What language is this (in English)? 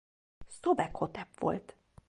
Hungarian